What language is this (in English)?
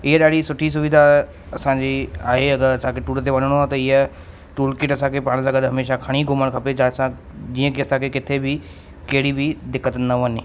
Sindhi